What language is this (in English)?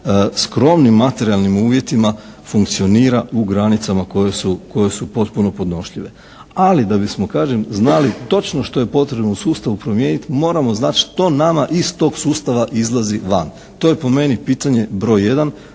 Croatian